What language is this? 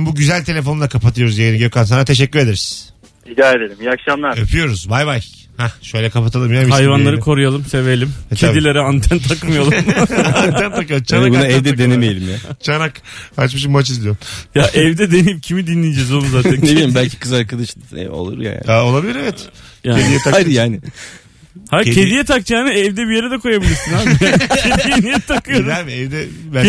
Turkish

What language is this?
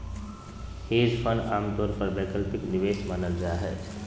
Magahi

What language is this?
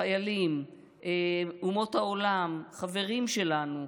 Hebrew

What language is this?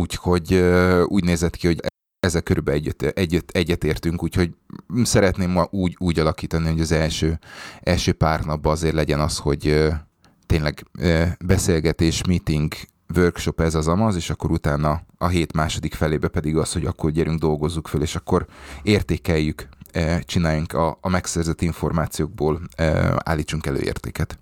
Hungarian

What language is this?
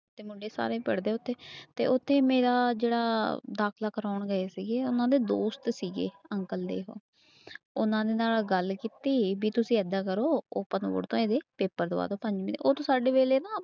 Punjabi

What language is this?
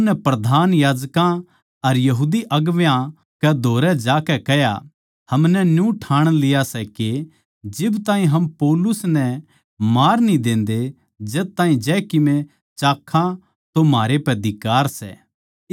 Haryanvi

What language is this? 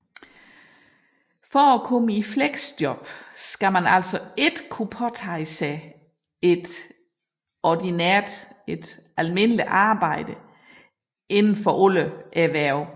Danish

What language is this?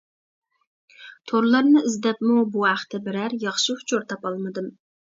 Uyghur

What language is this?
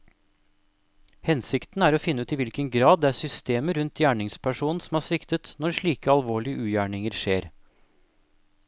Norwegian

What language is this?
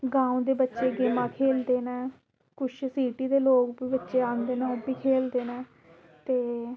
Dogri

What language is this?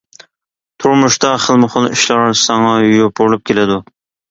Uyghur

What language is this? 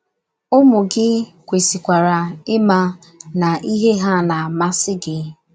Igbo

